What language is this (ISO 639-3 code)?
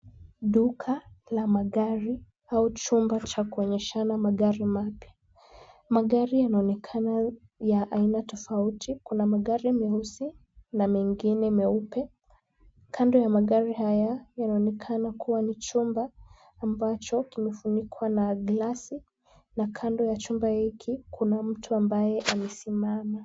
swa